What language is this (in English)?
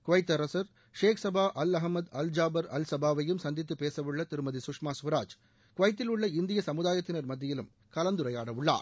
Tamil